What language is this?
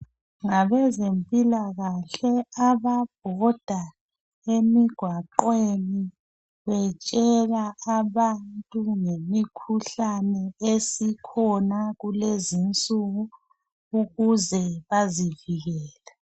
North Ndebele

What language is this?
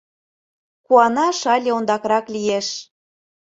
Mari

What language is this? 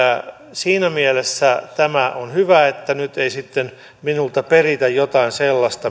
Finnish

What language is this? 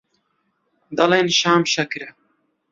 Central Kurdish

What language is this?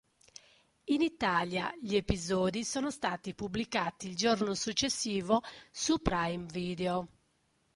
Italian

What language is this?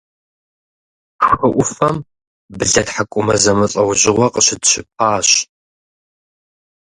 Kabardian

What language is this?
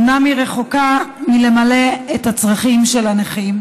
Hebrew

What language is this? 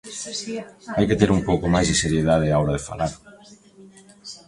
Galician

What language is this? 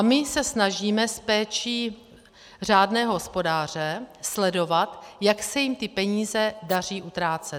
Czech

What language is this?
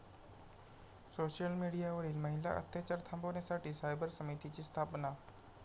Marathi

